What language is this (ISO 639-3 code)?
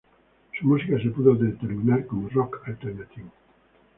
spa